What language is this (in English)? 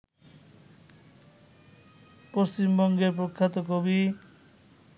Bangla